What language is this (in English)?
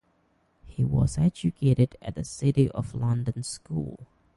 English